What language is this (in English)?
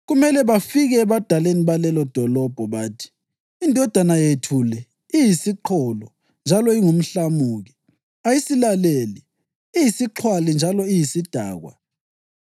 North Ndebele